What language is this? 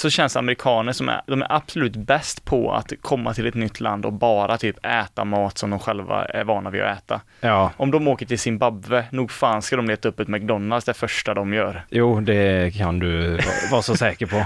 Swedish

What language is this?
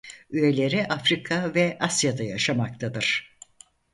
Turkish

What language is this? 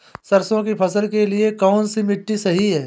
Hindi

